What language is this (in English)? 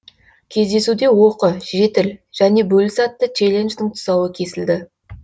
Kazakh